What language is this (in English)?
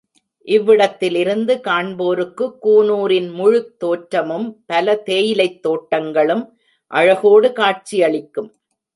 Tamil